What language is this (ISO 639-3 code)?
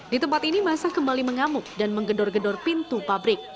ind